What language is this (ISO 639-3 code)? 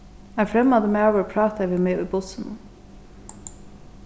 fao